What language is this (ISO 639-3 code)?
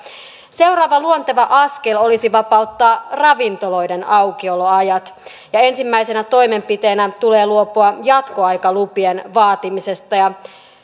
fin